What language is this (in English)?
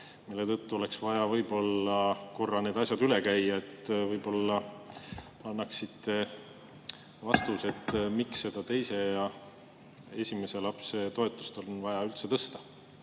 Estonian